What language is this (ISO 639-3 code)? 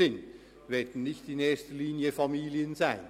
gsw